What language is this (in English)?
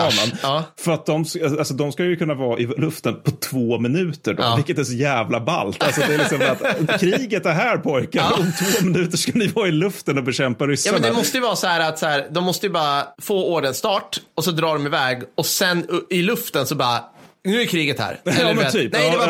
Swedish